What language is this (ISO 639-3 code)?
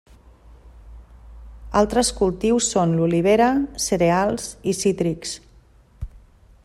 cat